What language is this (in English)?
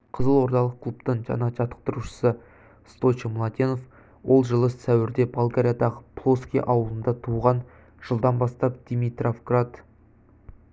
Kazakh